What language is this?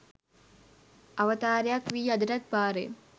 Sinhala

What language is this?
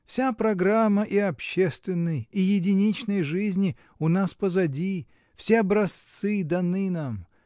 Russian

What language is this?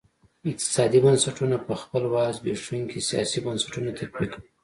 Pashto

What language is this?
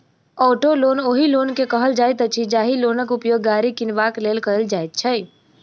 Maithili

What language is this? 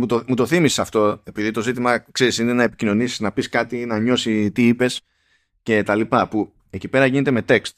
Greek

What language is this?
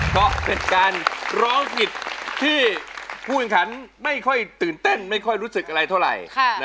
Thai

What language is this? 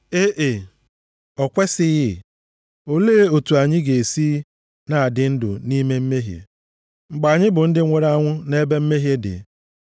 Igbo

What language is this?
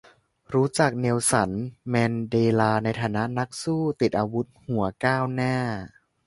Thai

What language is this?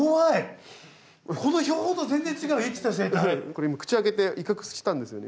Japanese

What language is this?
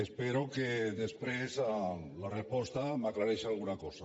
Catalan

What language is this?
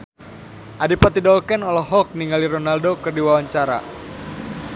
Sundanese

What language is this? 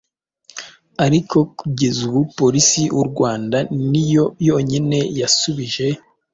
Kinyarwanda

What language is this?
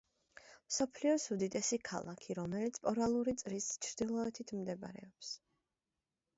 Georgian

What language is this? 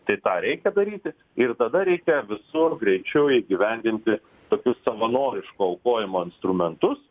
Lithuanian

